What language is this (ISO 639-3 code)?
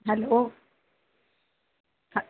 doi